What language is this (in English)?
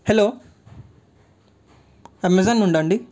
Telugu